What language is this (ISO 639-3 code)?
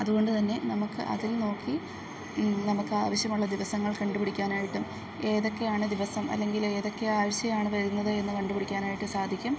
mal